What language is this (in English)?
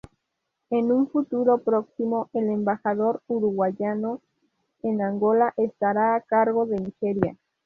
Spanish